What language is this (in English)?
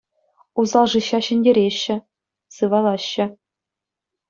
Chuvash